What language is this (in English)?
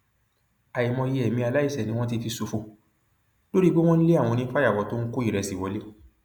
Yoruba